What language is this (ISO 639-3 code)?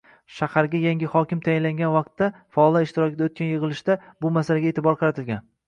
uzb